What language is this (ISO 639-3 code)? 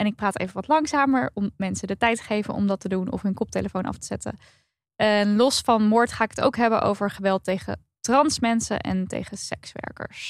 nld